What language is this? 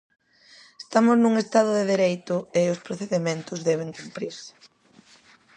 Galician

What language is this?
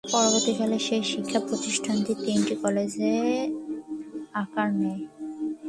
Bangla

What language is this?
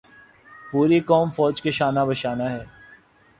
Urdu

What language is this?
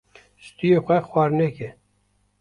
Kurdish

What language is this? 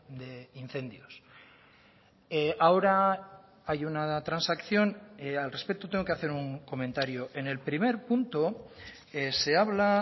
Spanish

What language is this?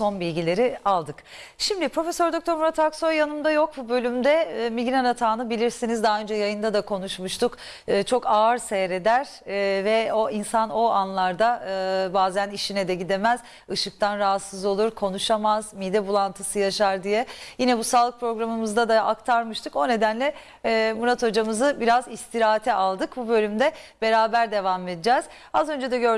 Turkish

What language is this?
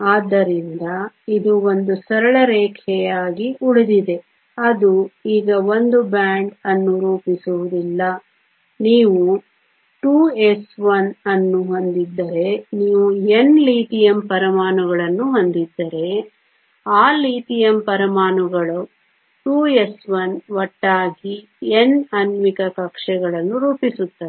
Kannada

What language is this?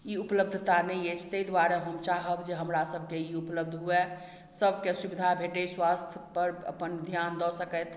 Maithili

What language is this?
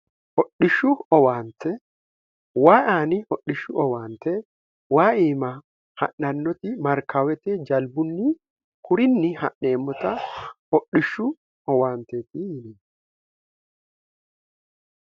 Sidamo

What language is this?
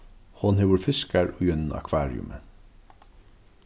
Faroese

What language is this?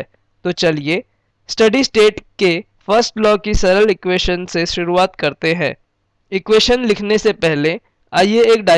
Hindi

